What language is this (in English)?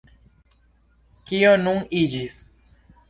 Esperanto